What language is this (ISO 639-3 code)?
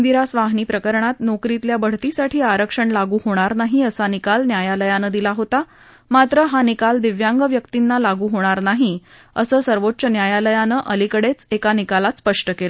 mar